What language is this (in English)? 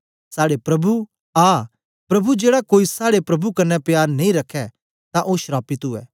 Dogri